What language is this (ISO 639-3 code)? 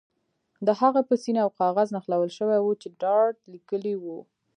pus